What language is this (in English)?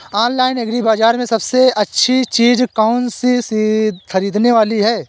Hindi